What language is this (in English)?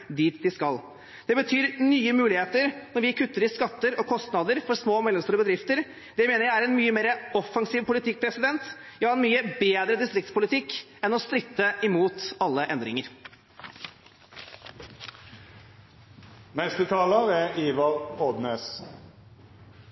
Norwegian